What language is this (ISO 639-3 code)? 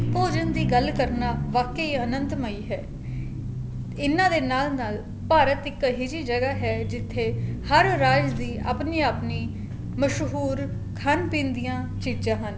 pan